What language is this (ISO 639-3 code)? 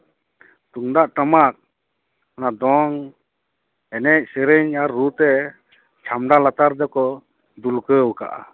sat